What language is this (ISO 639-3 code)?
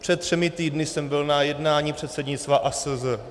ces